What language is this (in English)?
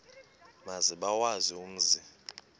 Xhosa